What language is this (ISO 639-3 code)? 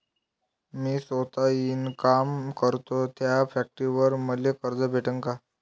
mar